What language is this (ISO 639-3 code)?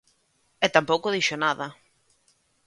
glg